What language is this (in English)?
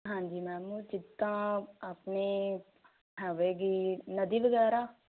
Punjabi